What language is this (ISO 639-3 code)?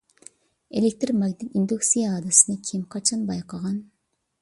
uig